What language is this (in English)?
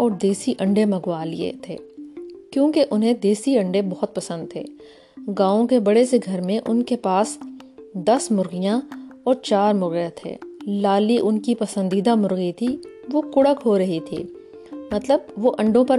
Urdu